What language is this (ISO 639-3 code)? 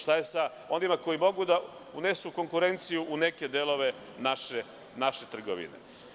srp